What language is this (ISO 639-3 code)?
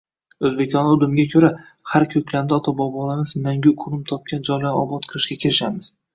uzb